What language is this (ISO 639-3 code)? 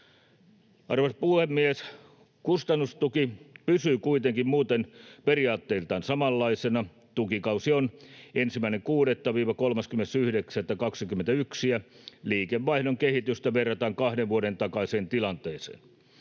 fin